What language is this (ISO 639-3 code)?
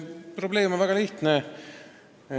est